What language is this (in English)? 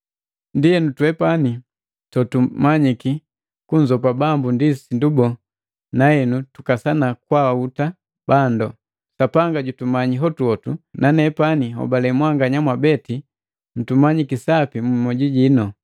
Matengo